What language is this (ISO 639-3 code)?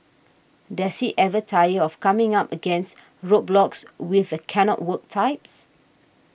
eng